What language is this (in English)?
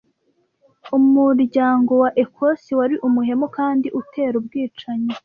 Kinyarwanda